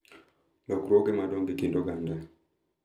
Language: Luo (Kenya and Tanzania)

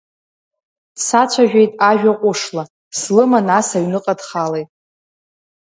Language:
Abkhazian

